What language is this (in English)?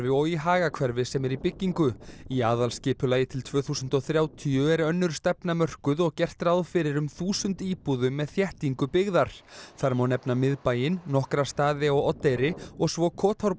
Icelandic